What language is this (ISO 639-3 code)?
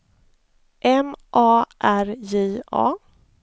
swe